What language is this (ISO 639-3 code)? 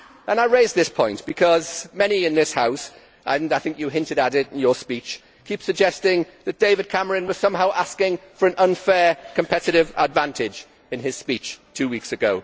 eng